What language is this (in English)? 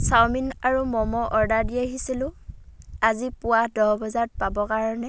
Assamese